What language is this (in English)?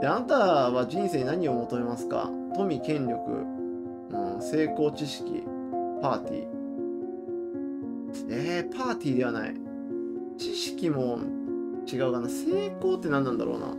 Japanese